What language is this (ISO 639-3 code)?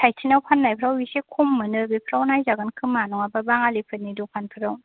brx